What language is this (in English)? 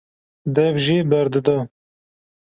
Kurdish